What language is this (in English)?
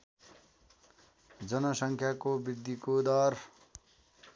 Nepali